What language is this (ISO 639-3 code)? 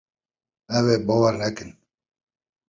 kur